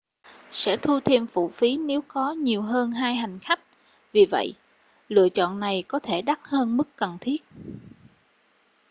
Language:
Vietnamese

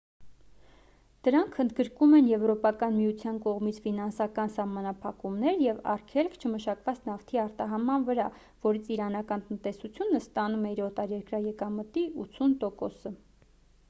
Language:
Armenian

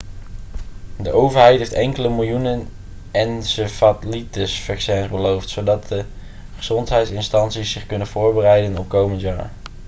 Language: Dutch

